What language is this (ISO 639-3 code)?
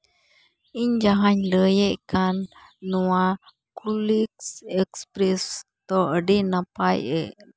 sat